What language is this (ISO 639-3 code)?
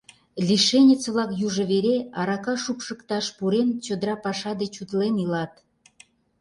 chm